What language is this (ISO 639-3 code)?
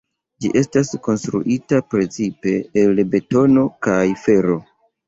epo